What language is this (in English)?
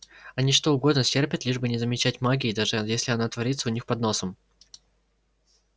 Russian